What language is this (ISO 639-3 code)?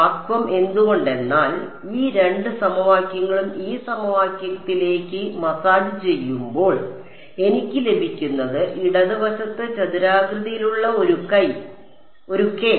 mal